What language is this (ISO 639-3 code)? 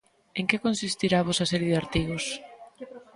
glg